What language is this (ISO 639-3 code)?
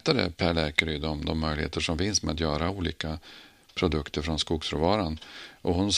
swe